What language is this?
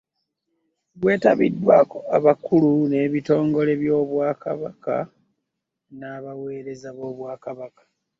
Ganda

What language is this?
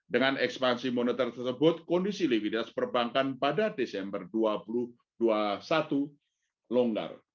Indonesian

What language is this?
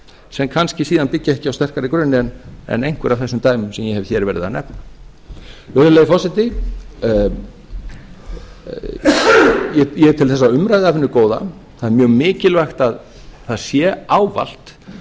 Icelandic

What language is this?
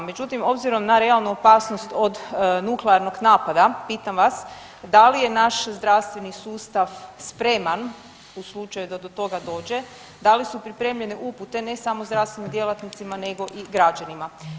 Croatian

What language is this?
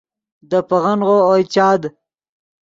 Yidgha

